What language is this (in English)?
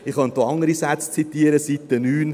Swiss German